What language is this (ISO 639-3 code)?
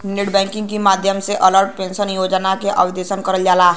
bho